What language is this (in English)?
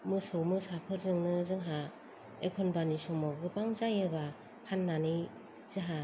Bodo